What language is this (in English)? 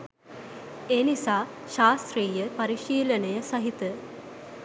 Sinhala